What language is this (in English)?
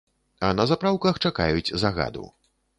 Belarusian